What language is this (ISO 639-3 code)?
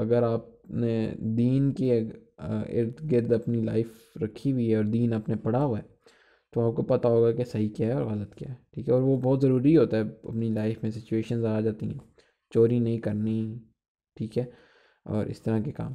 hin